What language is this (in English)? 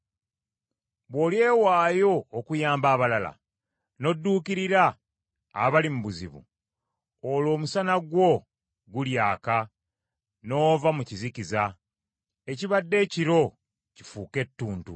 Ganda